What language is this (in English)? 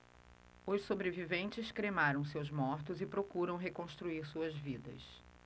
Portuguese